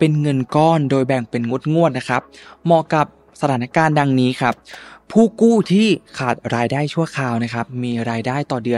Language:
Thai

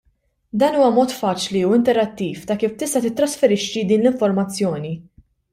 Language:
Maltese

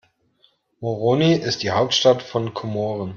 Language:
German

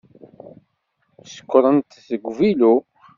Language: Kabyle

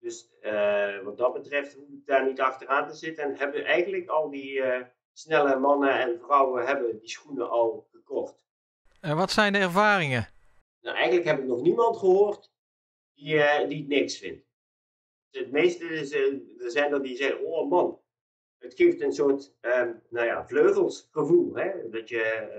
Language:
Dutch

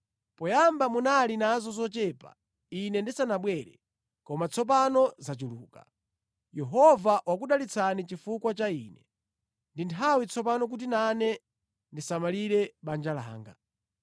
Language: Nyanja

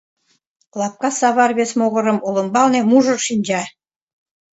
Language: Mari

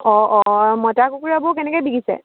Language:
Assamese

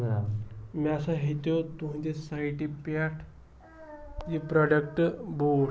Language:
Kashmiri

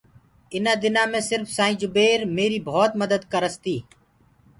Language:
Gurgula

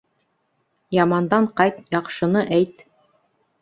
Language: Bashkir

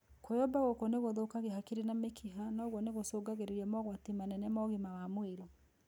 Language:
Kikuyu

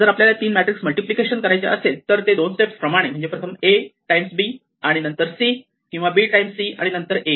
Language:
Marathi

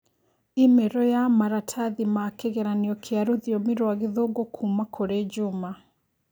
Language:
Kikuyu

